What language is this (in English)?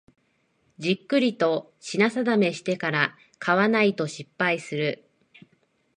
Japanese